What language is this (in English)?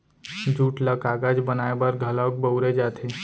Chhattisgarhi